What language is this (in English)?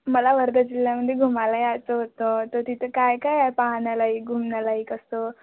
Marathi